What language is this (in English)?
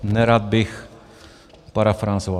Czech